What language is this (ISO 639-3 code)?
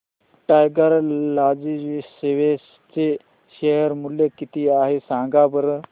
mar